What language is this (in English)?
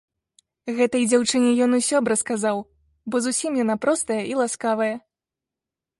Belarusian